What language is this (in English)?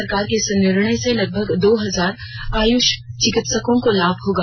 Hindi